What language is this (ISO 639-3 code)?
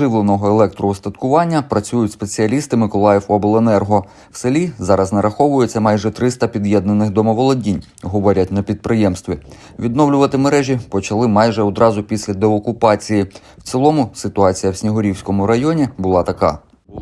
ukr